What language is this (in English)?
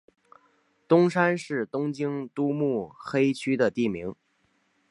Chinese